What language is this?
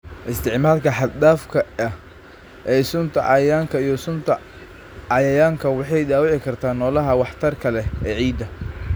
Somali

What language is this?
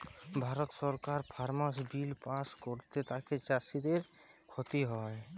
Bangla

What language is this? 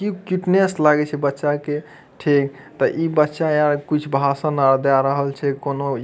Maithili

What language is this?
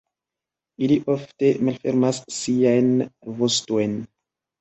Esperanto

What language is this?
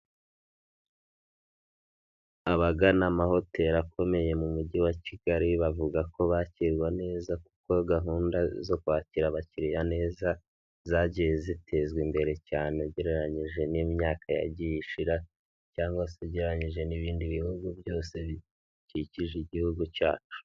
Kinyarwanda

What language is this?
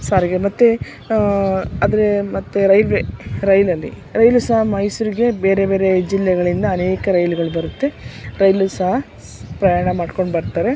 Kannada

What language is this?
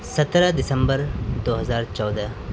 Urdu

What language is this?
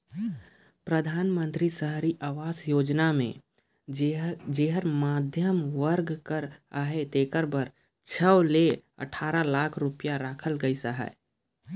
Chhattisgarhi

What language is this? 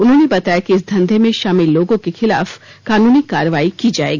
Hindi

